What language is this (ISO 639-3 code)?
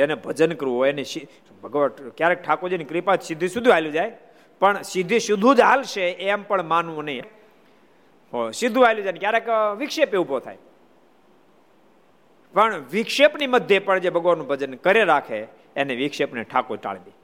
guj